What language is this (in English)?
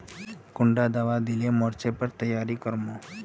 Magahi